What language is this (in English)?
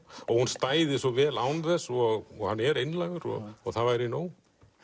Icelandic